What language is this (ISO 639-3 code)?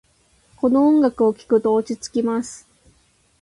jpn